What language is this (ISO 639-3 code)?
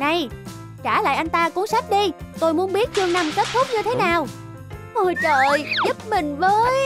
vie